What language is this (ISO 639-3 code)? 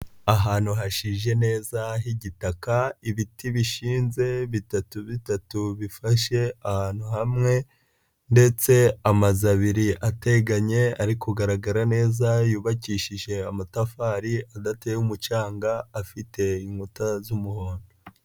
kin